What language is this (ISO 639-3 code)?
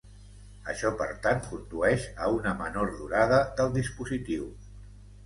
cat